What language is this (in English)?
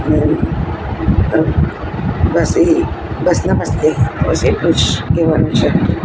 Gujarati